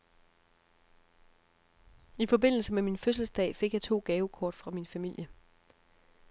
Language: Danish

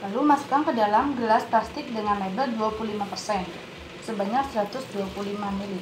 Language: Indonesian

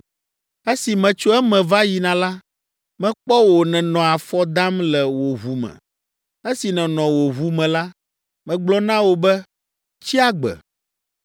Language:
Ewe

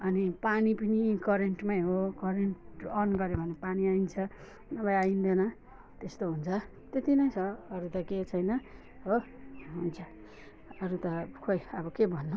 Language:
Nepali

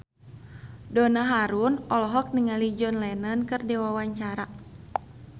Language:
Sundanese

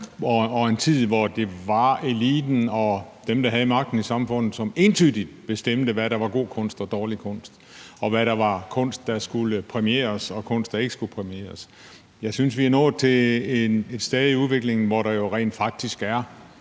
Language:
Danish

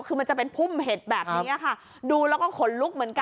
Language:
Thai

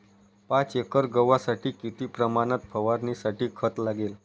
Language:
Marathi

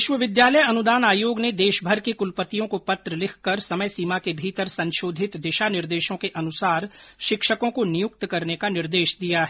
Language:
Hindi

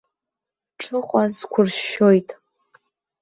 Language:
Abkhazian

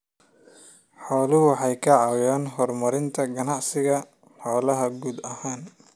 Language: Somali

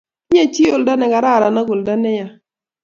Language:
Kalenjin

